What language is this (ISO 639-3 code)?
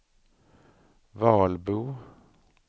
swe